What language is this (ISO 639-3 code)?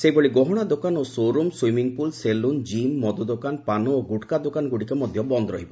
ori